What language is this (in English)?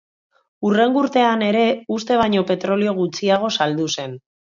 Basque